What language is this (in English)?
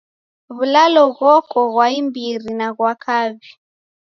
Taita